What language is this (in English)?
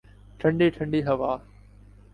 Urdu